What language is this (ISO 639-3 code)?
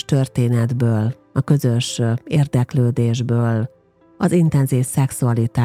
hun